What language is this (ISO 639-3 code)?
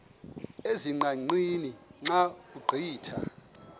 xho